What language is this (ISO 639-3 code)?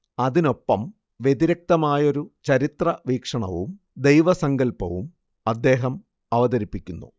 mal